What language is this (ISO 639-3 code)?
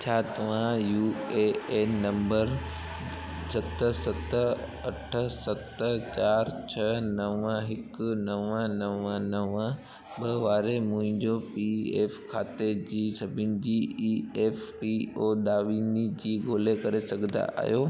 snd